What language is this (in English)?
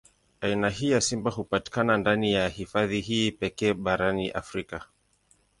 Swahili